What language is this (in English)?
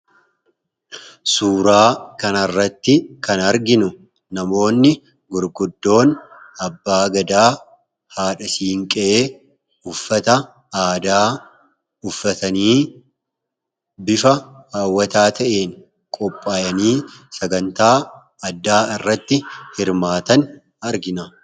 Oromo